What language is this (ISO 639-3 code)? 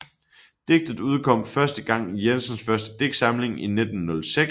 dan